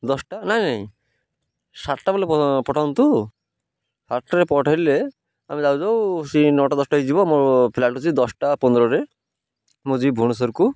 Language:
Odia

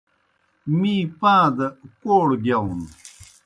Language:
Kohistani Shina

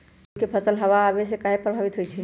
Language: Magahi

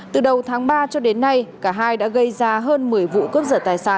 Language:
Vietnamese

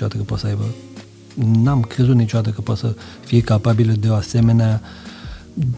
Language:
Romanian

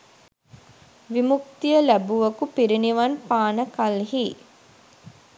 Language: Sinhala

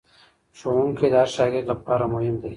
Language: Pashto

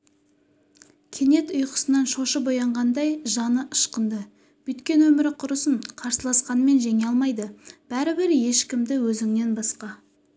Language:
Kazakh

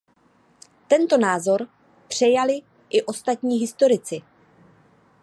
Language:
Czech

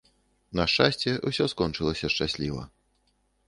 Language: Belarusian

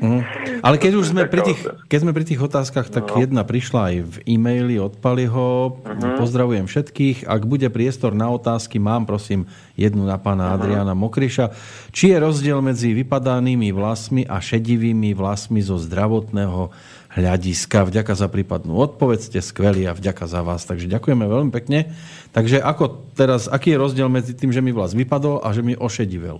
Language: Slovak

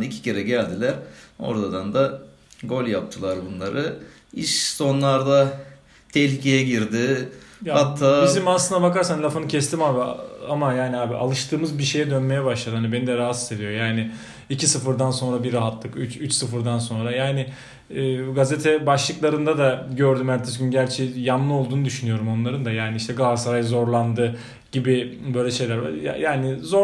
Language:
Turkish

